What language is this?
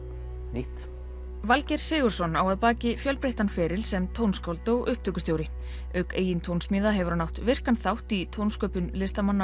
Icelandic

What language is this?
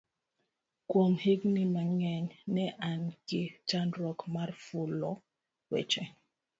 Luo (Kenya and Tanzania)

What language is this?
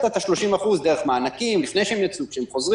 Hebrew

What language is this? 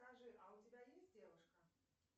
Russian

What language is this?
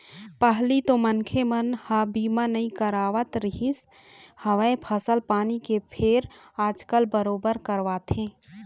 Chhattisgarhi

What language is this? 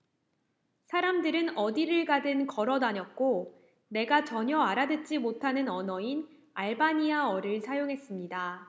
Korean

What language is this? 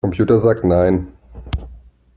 German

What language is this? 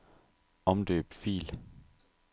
Danish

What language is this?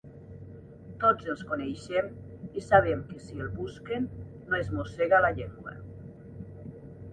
Catalan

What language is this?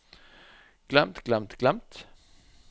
Norwegian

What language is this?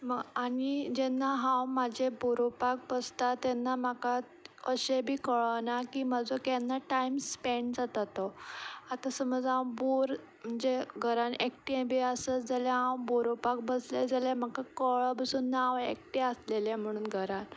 Konkani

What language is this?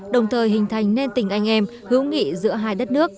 Vietnamese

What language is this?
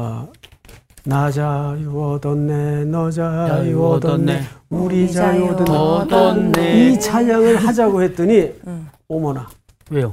Korean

